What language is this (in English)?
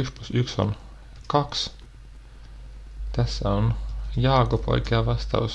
Finnish